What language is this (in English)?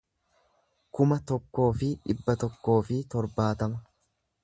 Oromo